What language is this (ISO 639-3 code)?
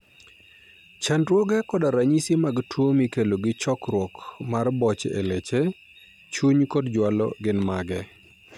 luo